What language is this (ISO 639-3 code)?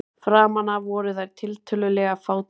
isl